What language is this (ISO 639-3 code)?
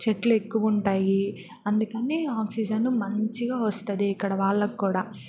tel